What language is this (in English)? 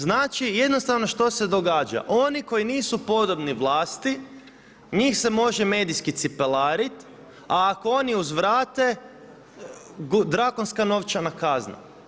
Croatian